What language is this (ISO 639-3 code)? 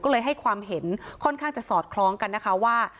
tha